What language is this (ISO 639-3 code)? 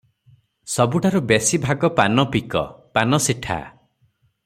ori